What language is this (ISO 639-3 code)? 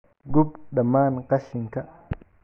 som